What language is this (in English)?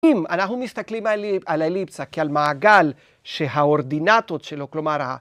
Hebrew